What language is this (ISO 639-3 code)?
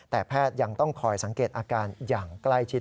tha